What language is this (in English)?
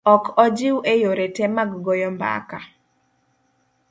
Luo (Kenya and Tanzania)